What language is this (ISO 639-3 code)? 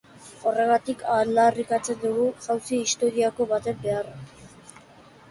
eus